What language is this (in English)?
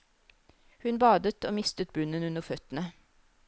Norwegian